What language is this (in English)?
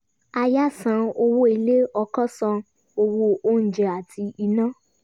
Yoruba